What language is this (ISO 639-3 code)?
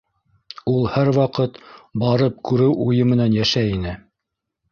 bak